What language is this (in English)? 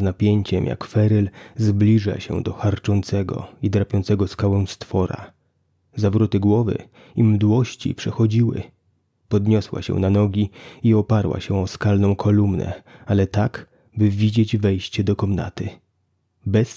Polish